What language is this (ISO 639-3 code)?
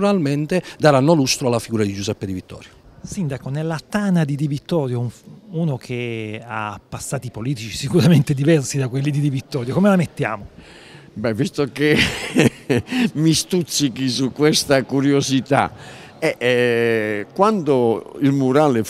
ita